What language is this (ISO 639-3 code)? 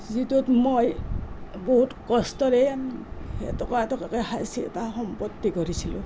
asm